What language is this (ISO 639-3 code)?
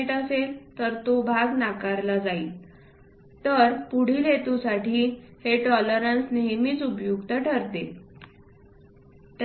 mar